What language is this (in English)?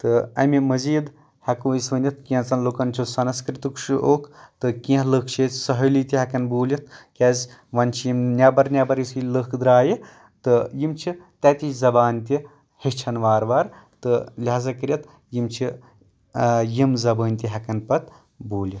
Kashmiri